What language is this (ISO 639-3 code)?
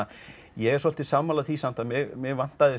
isl